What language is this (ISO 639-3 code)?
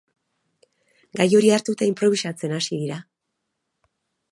eus